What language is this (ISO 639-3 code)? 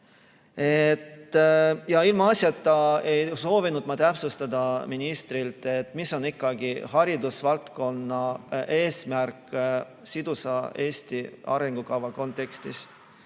est